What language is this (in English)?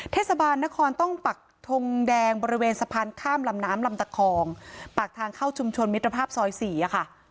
Thai